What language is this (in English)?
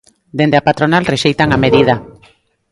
Galician